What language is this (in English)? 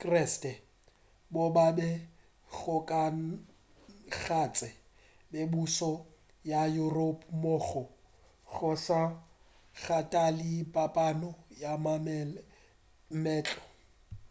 Northern Sotho